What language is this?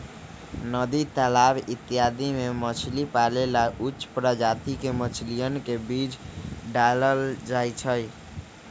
Magahi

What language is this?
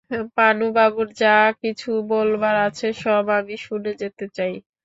Bangla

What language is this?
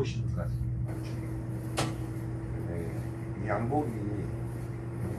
Korean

